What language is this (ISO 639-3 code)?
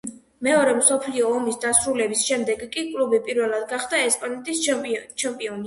kat